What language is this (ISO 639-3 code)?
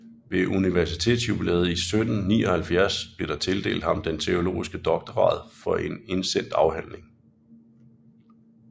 dan